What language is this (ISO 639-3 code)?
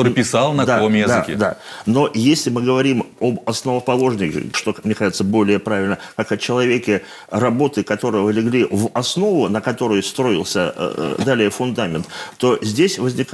rus